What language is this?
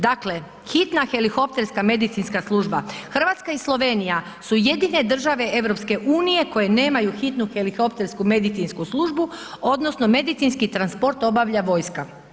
Croatian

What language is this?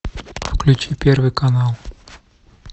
Russian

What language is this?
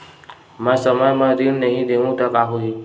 Chhattisgarhi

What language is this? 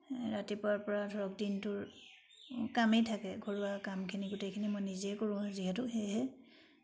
Assamese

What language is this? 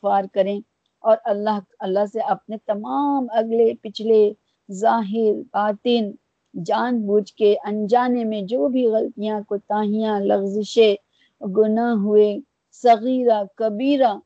Urdu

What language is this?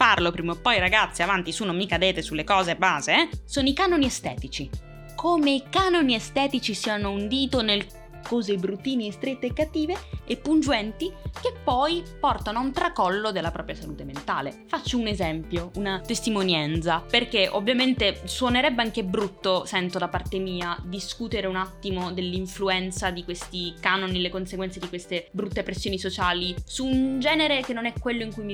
Italian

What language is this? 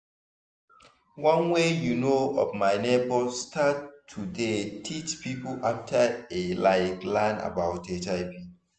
Nigerian Pidgin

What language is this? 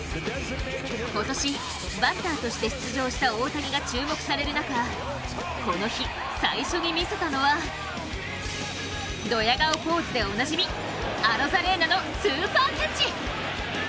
Japanese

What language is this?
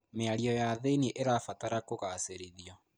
Kikuyu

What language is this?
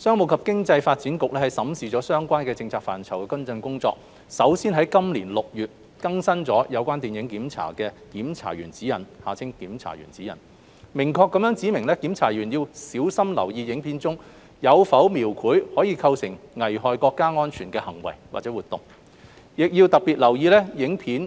Cantonese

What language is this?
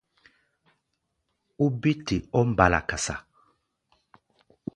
Gbaya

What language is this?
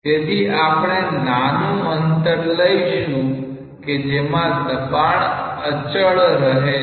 Gujarati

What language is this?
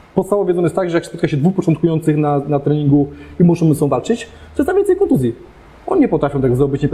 Polish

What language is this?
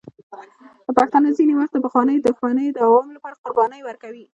Pashto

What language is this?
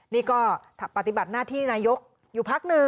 Thai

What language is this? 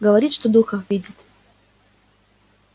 Russian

